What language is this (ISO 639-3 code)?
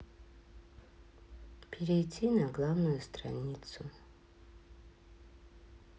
rus